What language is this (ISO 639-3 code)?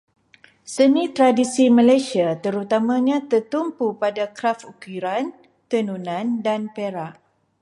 msa